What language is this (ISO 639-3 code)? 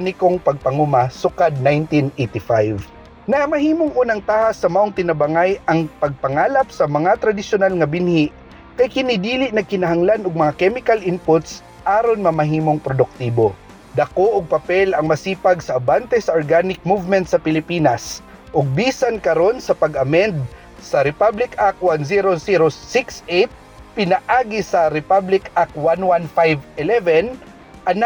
fil